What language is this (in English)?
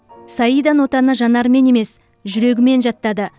Kazakh